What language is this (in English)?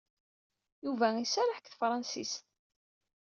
Kabyle